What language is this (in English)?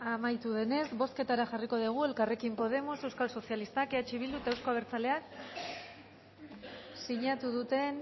Basque